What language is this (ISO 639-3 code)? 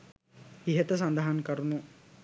sin